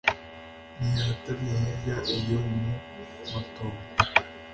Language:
Kinyarwanda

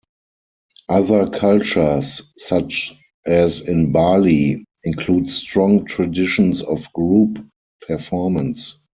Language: English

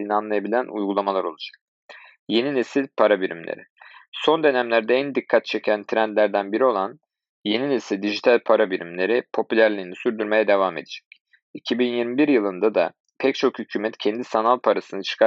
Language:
Turkish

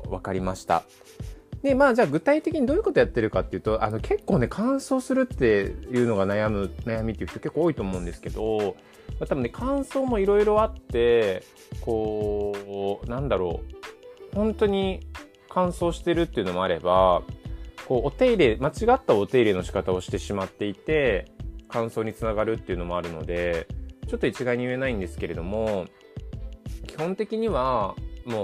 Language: Japanese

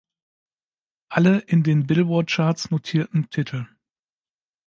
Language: German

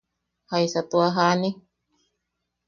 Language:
Yaqui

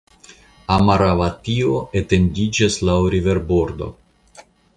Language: Esperanto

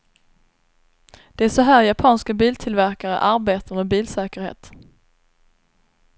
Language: Swedish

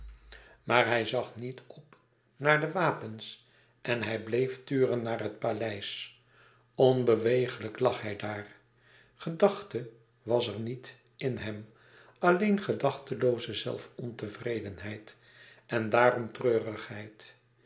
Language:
Dutch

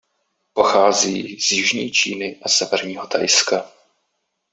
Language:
Czech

